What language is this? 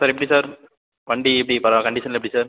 Tamil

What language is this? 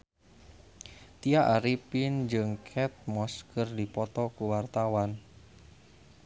Sundanese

